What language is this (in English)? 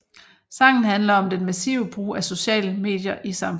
Danish